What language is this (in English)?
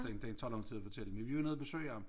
Danish